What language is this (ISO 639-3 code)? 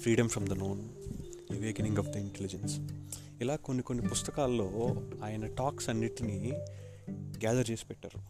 tel